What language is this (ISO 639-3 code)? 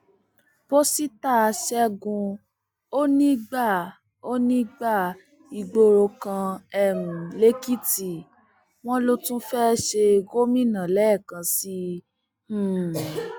yor